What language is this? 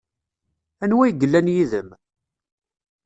Kabyle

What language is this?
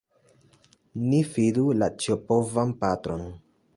Esperanto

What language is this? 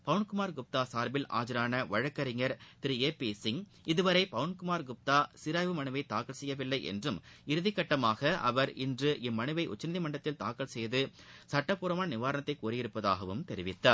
Tamil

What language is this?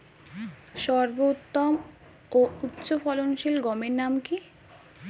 Bangla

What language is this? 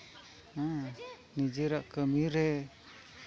Santali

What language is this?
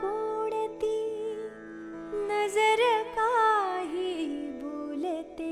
Hindi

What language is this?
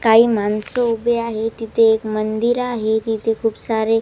Marathi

